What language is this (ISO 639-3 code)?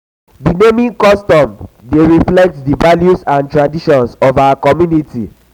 pcm